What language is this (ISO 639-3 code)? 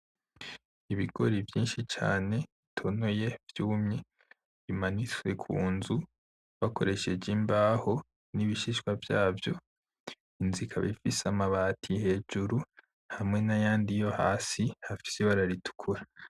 run